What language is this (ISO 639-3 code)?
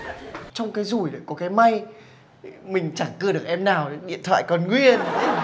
vie